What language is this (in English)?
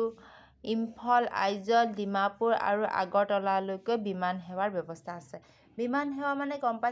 Hindi